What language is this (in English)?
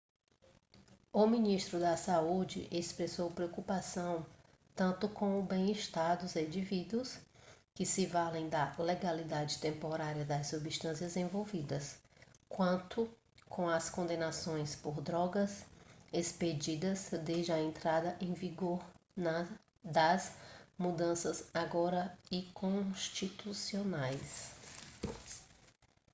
Portuguese